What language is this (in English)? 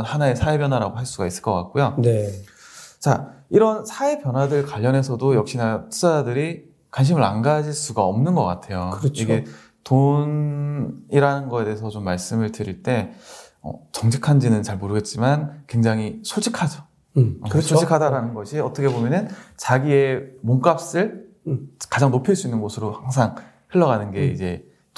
Korean